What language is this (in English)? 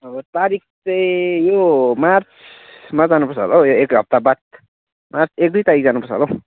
Nepali